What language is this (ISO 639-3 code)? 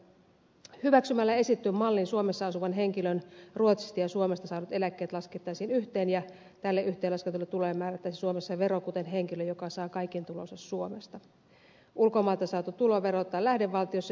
fin